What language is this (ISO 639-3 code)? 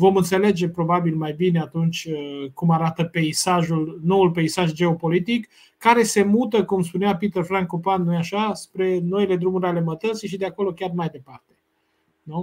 ron